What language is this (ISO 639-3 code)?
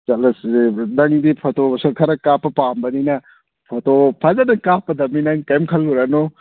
mni